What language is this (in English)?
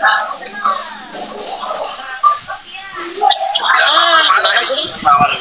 Indonesian